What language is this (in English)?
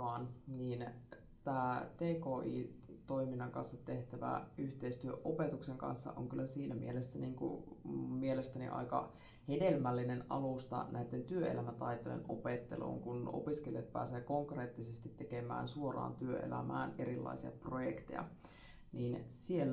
Finnish